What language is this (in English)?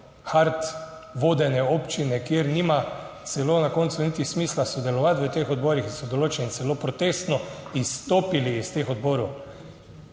Slovenian